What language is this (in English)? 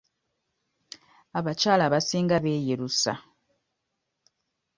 Ganda